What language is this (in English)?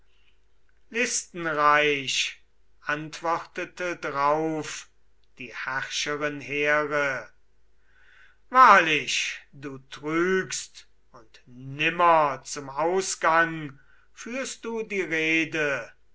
German